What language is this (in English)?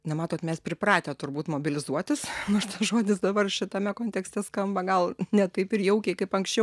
Lithuanian